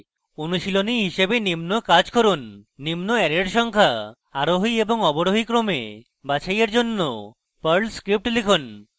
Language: Bangla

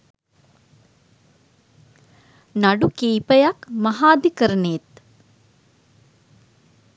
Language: Sinhala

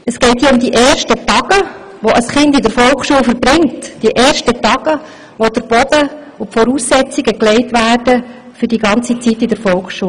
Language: Swiss German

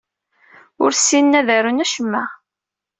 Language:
Kabyle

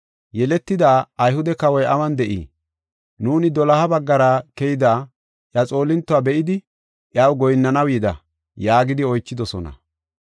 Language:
Gofa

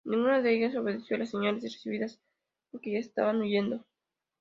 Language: Spanish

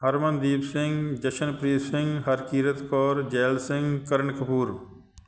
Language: Punjabi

